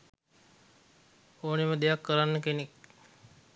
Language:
Sinhala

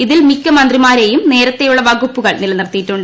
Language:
Malayalam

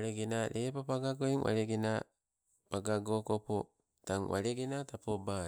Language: Sibe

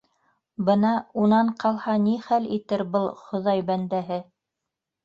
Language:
Bashkir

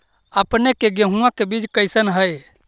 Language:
Magahi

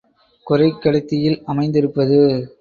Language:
Tamil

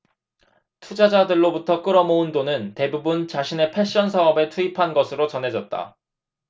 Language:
Korean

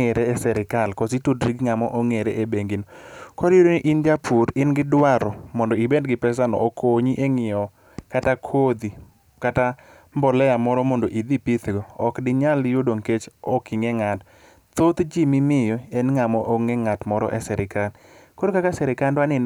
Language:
Luo (Kenya and Tanzania)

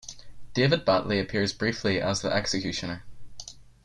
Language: English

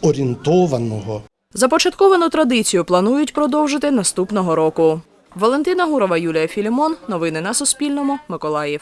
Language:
Ukrainian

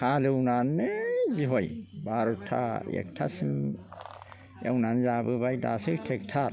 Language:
Bodo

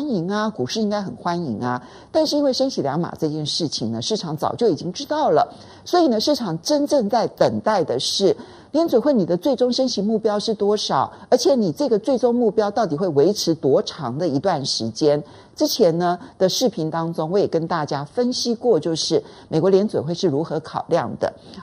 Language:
Chinese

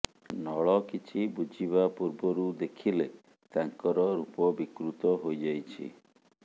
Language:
Odia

